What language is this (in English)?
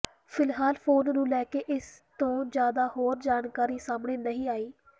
Punjabi